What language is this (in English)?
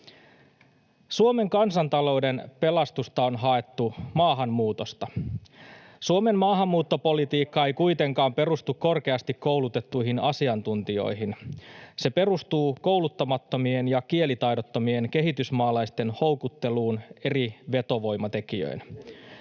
Finnish